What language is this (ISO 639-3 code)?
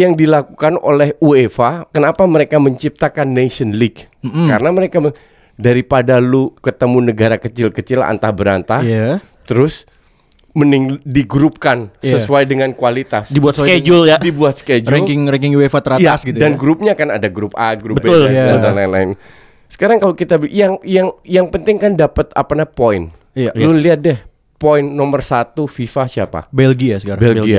ind